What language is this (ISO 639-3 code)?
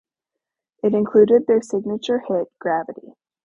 eng